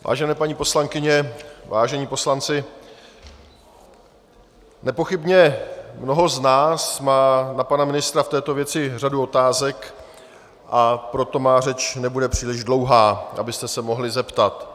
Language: Czech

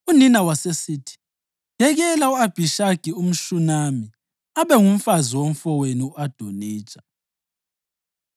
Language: North Ndebele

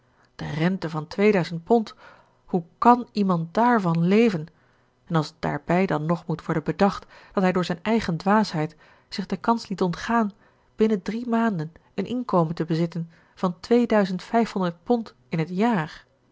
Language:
Dutch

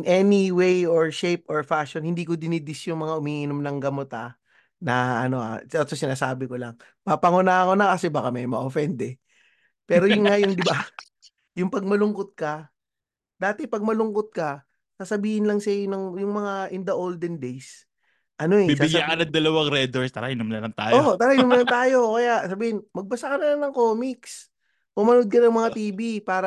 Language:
Filipino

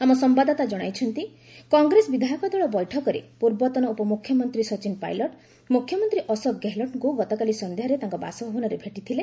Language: Odia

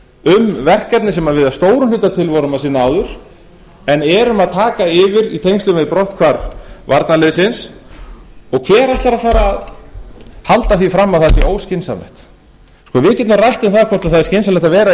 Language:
Icelandic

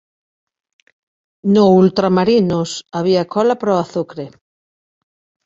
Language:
Galician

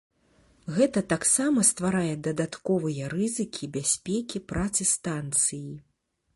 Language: Belarusian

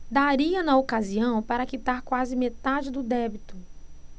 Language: Portuguese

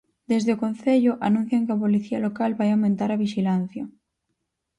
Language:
Galician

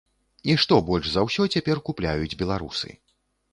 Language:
Belarusian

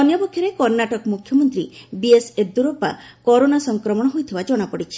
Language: Odia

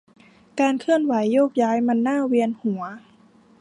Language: Thai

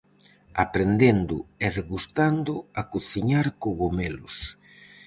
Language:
Galician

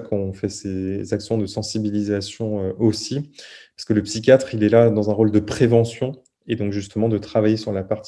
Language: French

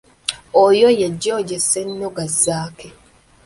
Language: Ganda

